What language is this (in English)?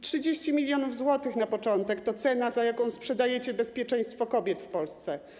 Polish